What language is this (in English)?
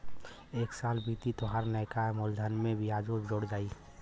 Bhojpuri